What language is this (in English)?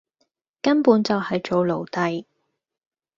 Cantonese